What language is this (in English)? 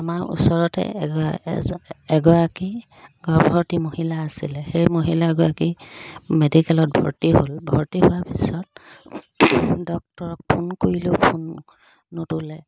Assamese